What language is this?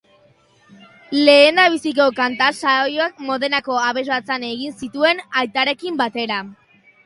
Basque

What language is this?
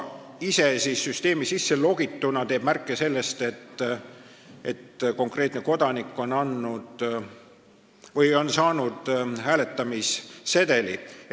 Estonian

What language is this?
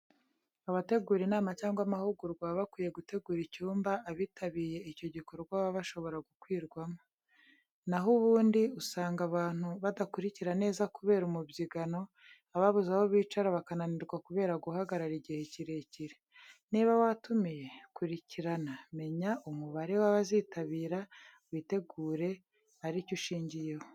Kinyarwanda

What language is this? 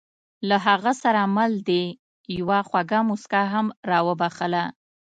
Pashto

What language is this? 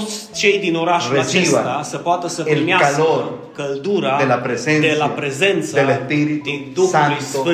Romanian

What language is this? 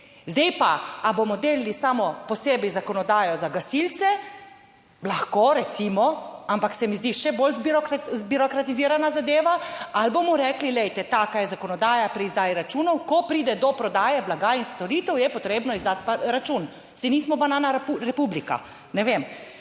Slovenian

